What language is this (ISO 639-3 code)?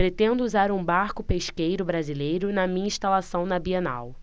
por